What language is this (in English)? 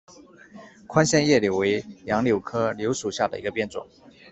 Chinese